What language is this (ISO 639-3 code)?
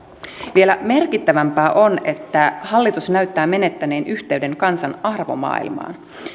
fin